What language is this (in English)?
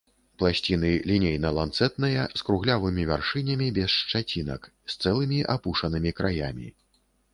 Belarusian